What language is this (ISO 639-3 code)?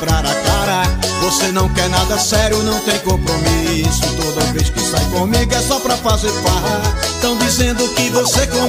por